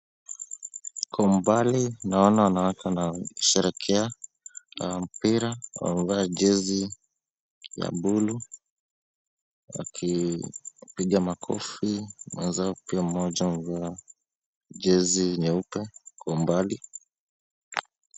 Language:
Swahili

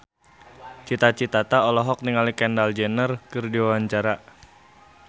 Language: Sundanese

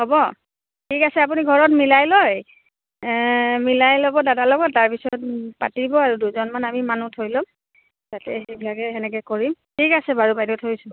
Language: Assamese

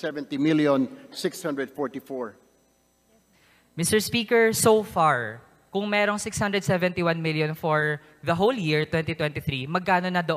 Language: Filipino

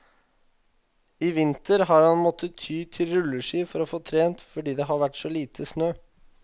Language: Norwegian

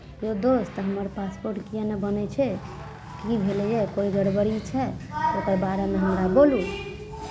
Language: Maithili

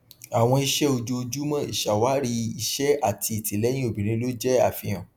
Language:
Yoruba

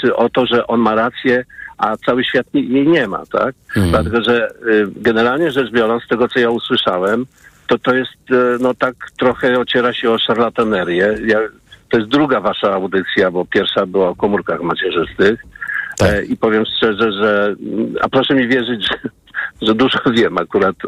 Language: Polish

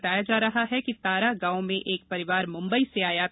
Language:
Hindi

